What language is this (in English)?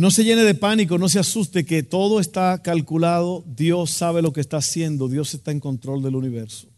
Spanish